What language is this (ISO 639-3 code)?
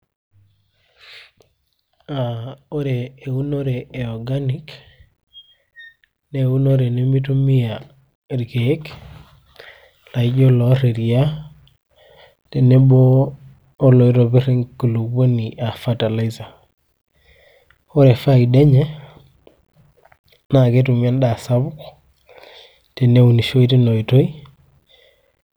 mas